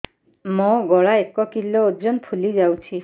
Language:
Odia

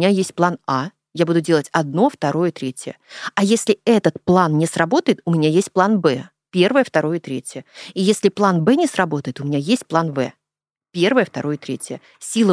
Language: Russian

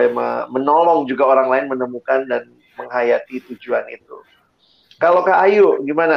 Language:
Indonesian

